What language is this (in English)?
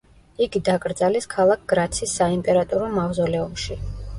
Georgian